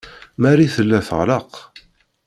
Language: Kabyle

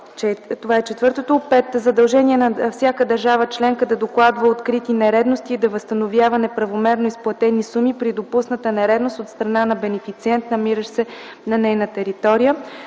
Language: Bulgarian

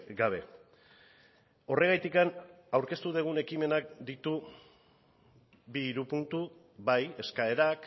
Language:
Basque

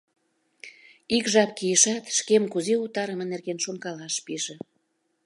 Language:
Mari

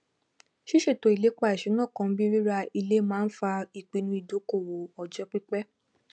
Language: Yoruba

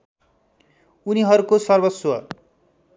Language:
Nepali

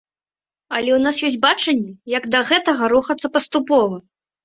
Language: Belarusian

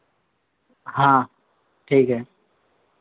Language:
Hindi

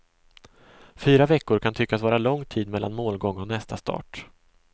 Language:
Swedish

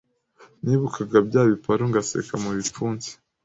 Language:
Kinyarwanda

